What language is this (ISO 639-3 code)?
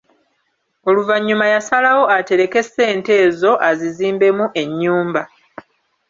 lug